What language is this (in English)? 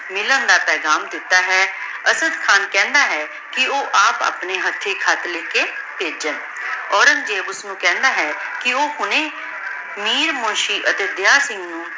Punjabi